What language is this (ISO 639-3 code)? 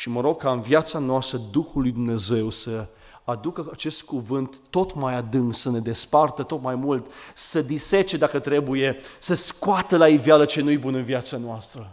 ron